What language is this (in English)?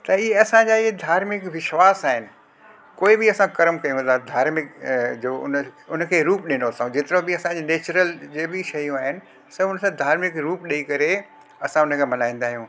Sindhi